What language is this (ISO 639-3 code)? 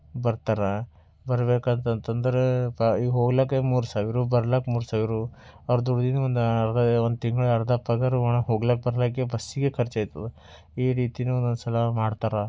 kan